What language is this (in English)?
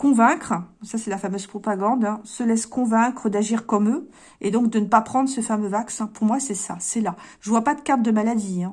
French